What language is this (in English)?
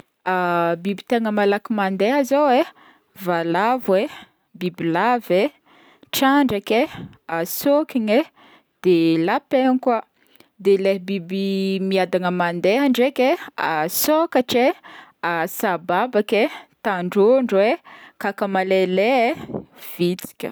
Northern Betsimisaraka Malagasy